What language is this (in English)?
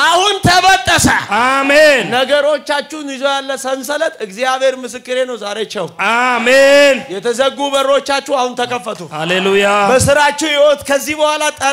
Arabic